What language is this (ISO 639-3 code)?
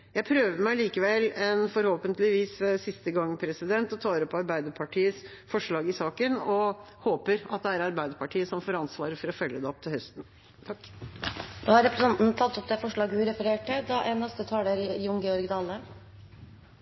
nor